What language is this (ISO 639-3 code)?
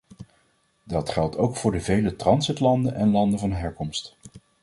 nld